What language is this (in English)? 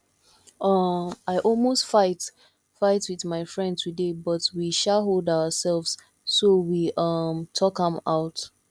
Nigerian Pidgin